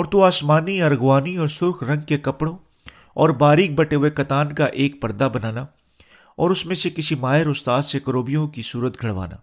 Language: Urdu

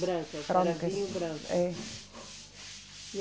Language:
Portuguese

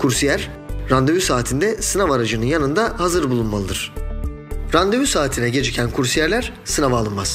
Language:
Turkish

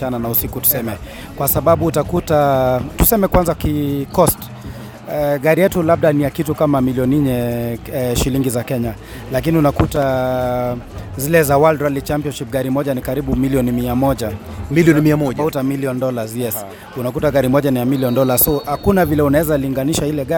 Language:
Swahili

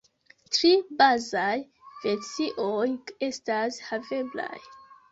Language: Esperanto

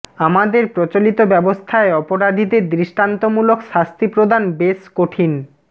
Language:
Bangla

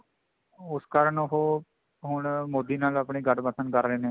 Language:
Punjabi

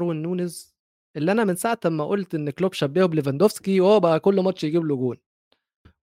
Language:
Arabic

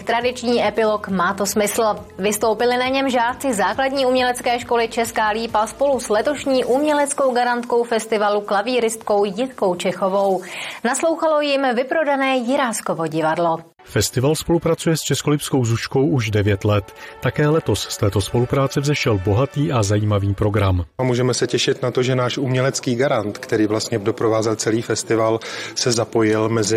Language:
Czech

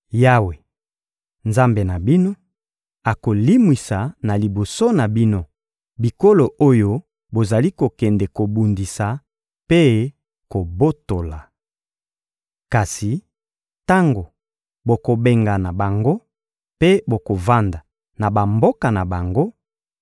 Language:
Lingala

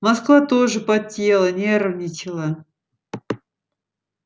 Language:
Russian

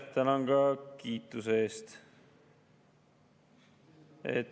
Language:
Estonian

